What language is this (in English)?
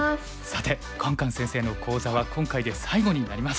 Japanese